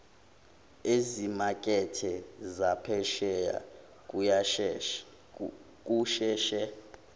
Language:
Zulu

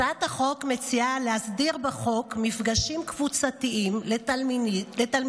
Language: Hebrew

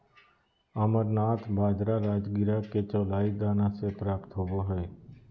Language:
Magahi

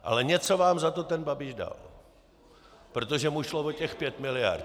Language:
Czech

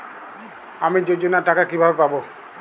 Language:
Bangla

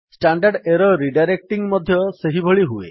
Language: Odia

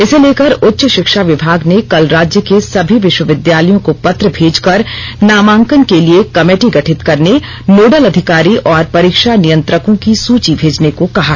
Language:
Hindi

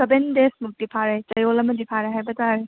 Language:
Manipuri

